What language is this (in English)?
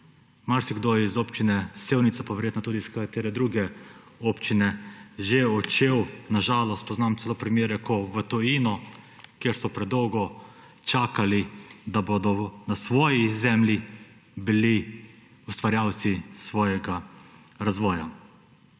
Slovenian